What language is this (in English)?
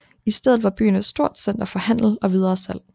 Danish